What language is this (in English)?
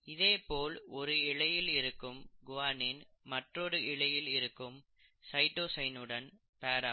Tamil